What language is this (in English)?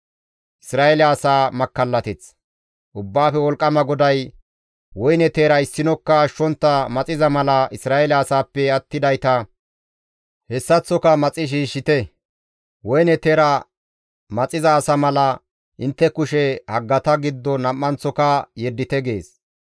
Gamo